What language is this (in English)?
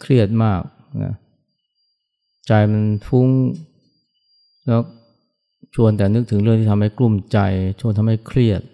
Thai